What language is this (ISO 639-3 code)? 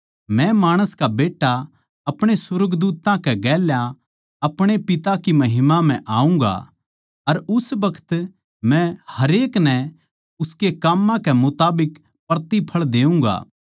bgc